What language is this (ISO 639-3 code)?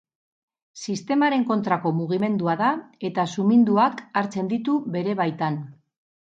eus